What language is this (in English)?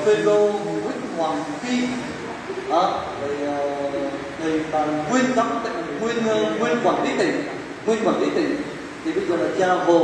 Vietnamese